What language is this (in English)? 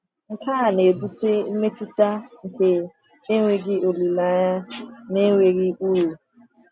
Igbo